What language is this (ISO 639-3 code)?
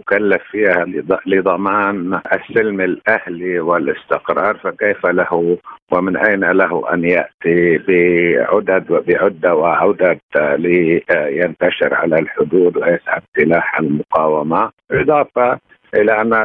ara